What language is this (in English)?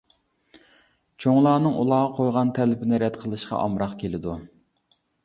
Uyghur